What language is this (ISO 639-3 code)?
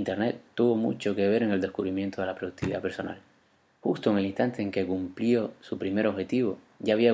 spa